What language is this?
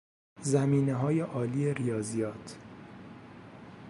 Persian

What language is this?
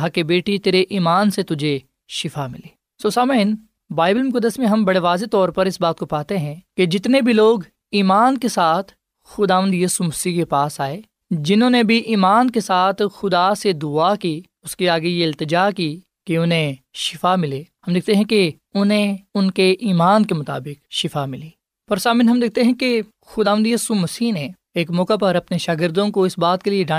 Urdu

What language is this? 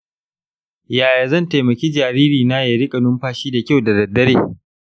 Hausa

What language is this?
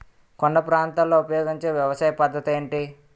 Telugu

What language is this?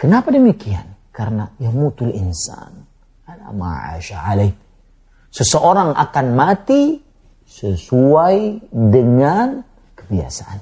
Indonesian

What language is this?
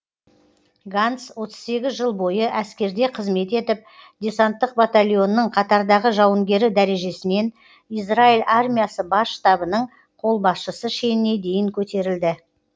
Kazakh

